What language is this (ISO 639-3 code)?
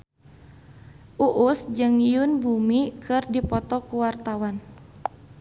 sun